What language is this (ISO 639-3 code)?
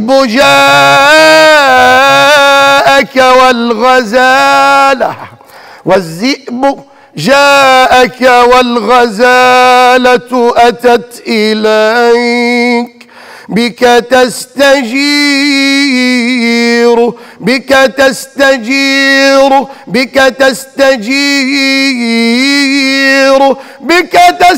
ara